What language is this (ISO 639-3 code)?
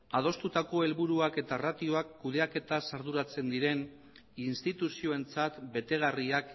eus